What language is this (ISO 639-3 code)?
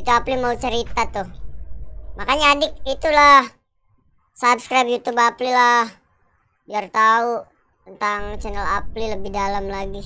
ind